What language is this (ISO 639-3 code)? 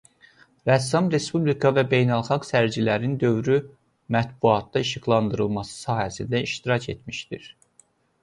aze